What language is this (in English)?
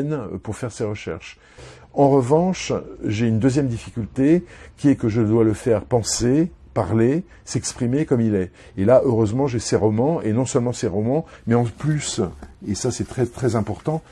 French